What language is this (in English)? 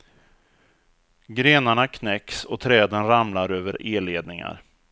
Swedish